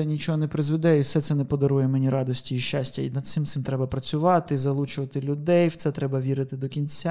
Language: Ukrainian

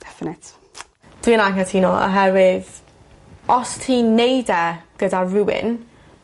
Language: Welsh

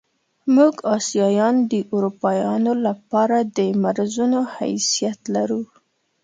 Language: Pashto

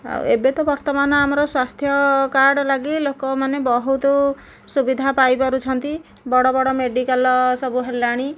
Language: Odia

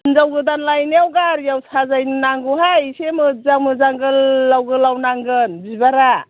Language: Bodo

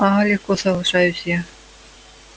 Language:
Russian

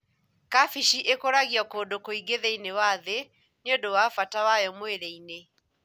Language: Kikuyu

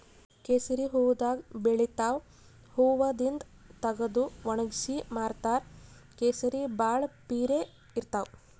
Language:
Kannada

